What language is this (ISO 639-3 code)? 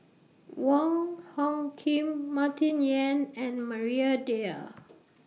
eng